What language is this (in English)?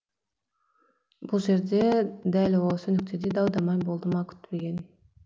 Kazakh